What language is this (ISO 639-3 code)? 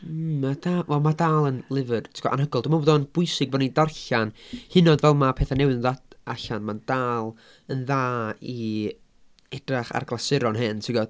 cym